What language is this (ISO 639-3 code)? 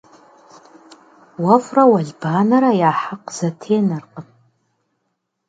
kbd